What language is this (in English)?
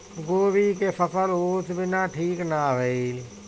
Bhojpuri